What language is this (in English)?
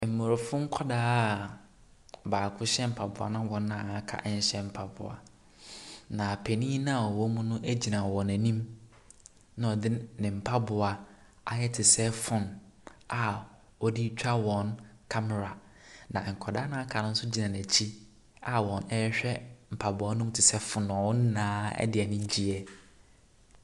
Akan